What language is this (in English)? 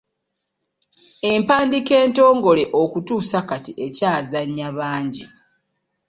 Ganda